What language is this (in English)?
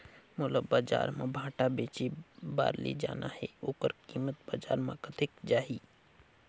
Chhattisgarhi